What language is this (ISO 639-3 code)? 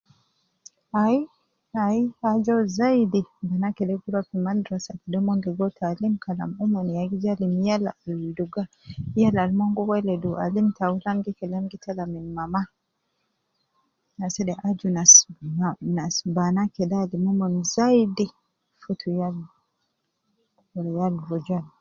kcn